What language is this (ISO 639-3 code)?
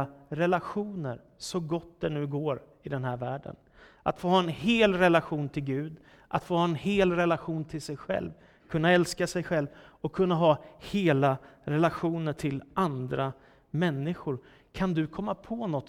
swe